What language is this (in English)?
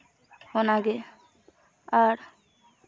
Santali